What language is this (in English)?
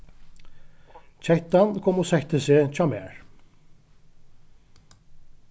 Faroese